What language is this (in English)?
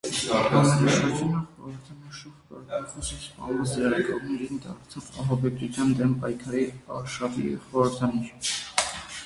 Armenian